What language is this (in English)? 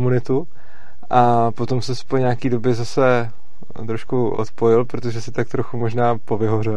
Czech